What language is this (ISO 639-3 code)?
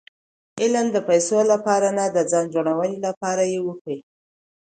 pus